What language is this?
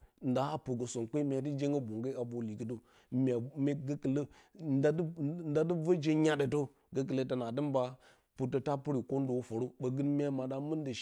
Bacama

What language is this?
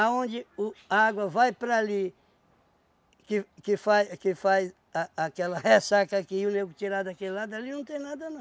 Portuguese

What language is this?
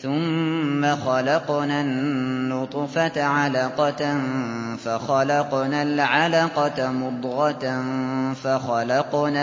Arabic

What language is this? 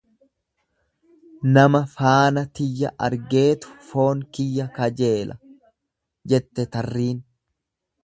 Oromo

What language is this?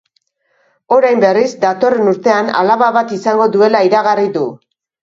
Basque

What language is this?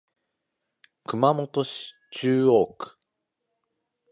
Japanese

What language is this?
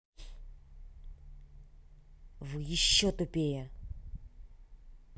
Russian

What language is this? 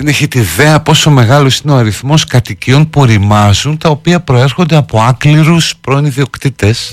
Greek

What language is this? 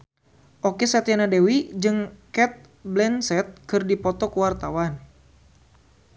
Sundanese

